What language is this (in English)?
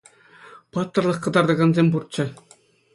Chuvash